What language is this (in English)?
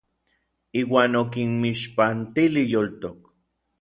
Orizaba Nahuatl